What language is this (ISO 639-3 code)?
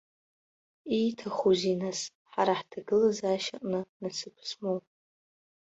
abk